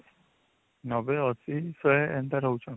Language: Odia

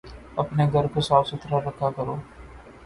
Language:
Urdu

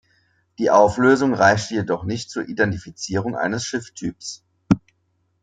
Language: German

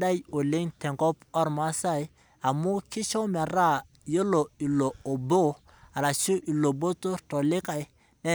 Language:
Masai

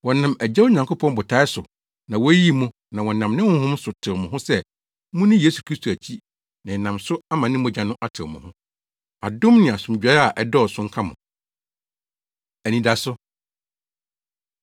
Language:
Akan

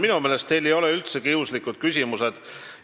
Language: Estonian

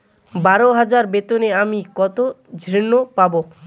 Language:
Bangla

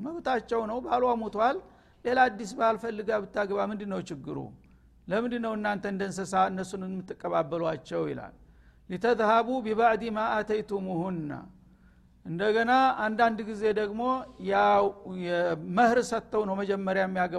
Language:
Amharic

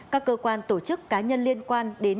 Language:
Vietnamese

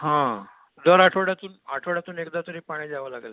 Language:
Marathi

